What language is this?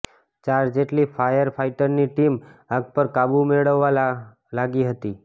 Gujarati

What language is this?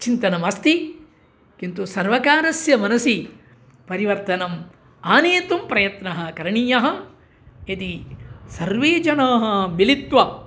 Sanskrit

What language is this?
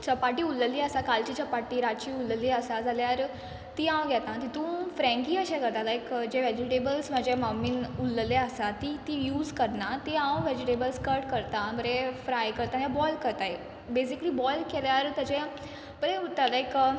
Konkani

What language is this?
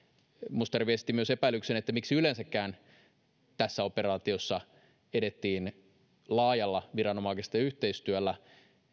Finnish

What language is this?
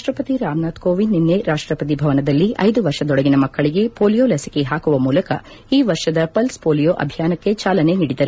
Kannada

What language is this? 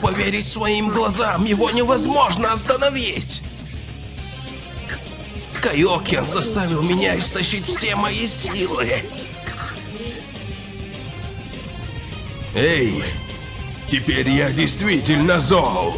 Russian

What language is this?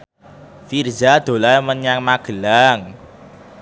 Javanese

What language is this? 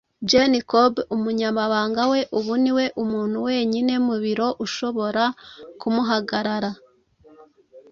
Kinyarwanda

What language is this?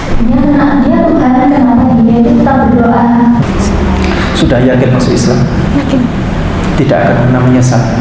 Indonesian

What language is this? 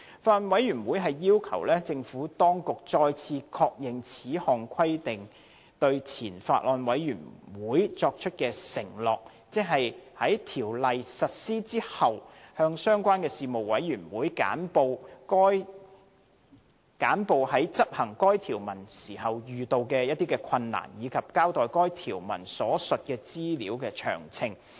Cantonese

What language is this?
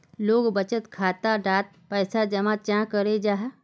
Magahi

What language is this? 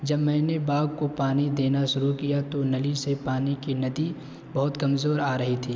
Urdu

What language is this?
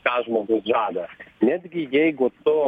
Lithuanian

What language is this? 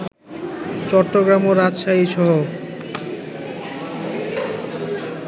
Bangla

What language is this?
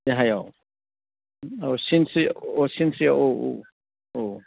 Bodo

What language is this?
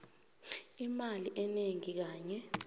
South Ndebele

